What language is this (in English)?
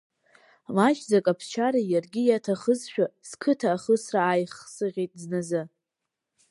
Abkhazian